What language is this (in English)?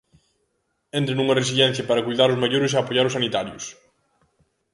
Galician